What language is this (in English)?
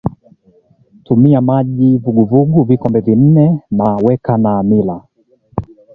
Swahili